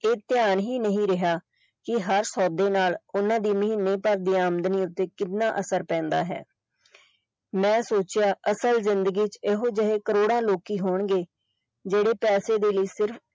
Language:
Punjabi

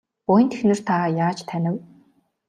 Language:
Mongolian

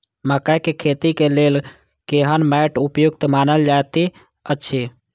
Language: Maithili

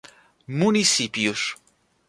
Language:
Portuguese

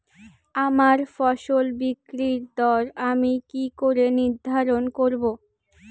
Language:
Bangla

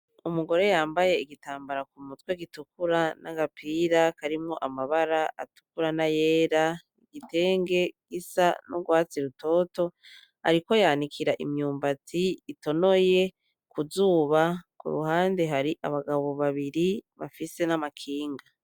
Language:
Rundi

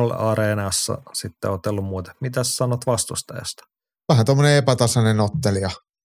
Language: Finnish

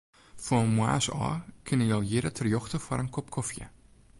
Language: Western Frisian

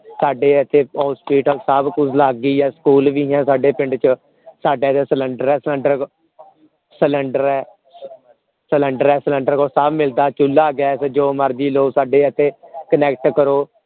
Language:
Punjabi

